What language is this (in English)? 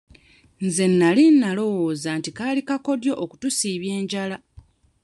Ganda